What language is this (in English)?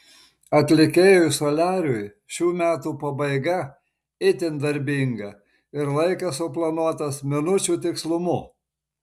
Lithuanian